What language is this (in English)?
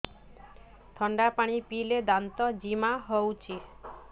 Odia